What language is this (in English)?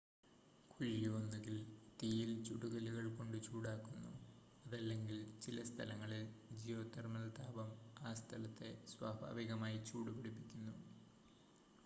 Malayalam